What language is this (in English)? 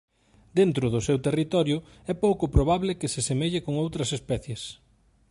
Galician